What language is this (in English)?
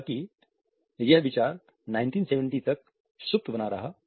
Hindi